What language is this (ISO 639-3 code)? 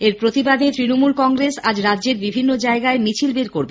ben